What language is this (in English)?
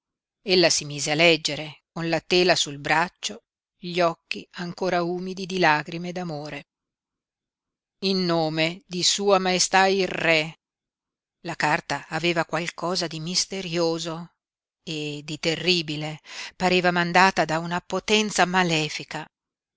Italian